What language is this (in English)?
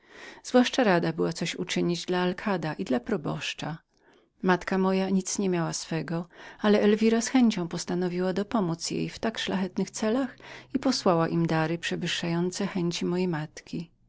Polish